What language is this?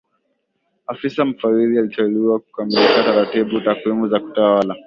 Swahili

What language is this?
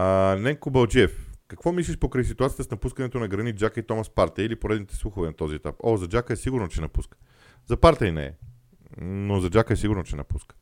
Bulgarian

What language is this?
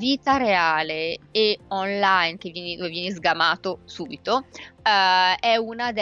Italian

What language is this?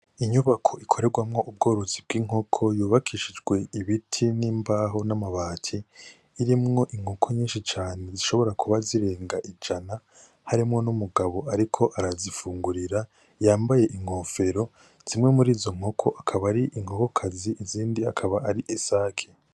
Rundi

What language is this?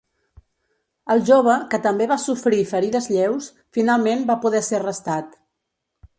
Catalan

